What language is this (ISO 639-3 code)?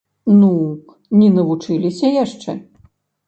bel